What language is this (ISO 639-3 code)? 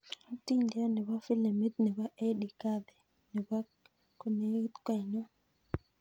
kln